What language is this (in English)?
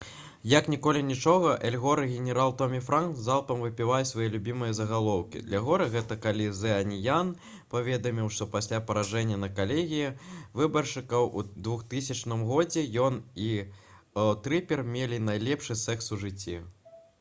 Belarusian